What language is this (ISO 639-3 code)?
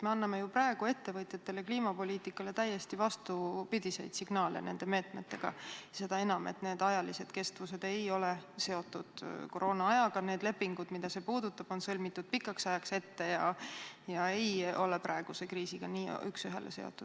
est